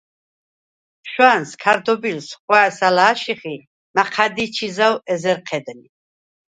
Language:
Svan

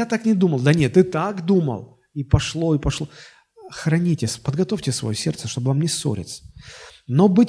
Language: Russian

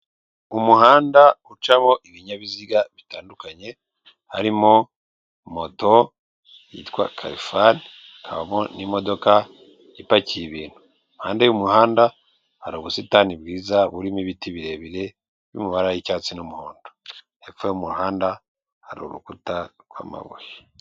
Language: Kinyarwanda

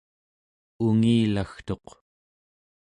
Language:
Central Yupik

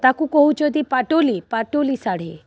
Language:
Odia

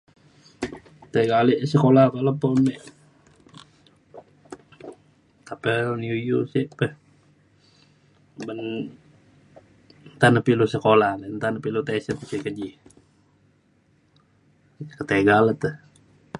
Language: Mainstream Kenyah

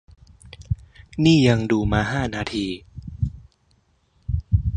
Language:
Thai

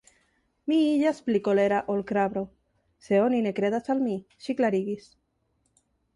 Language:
Esperanto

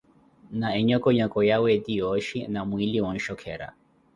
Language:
Koti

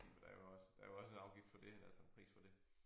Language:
Danish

